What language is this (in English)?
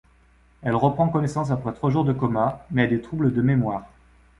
French